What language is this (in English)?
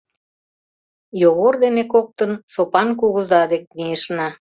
Mari